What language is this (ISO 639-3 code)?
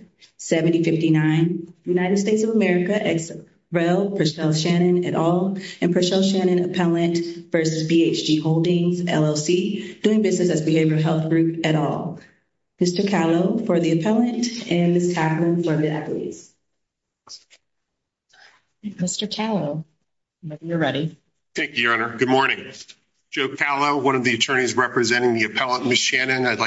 eng